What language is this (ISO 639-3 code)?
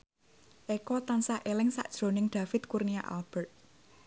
jav